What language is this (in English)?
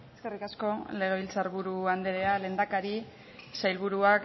Basque